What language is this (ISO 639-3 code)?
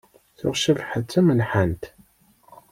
kab